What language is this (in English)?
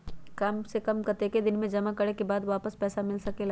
Magahi